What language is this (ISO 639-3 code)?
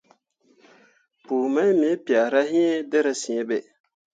mua